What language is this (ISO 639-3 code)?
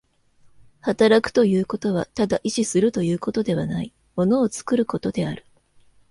jpn